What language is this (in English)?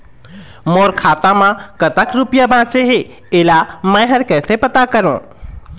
Chhattisgarhi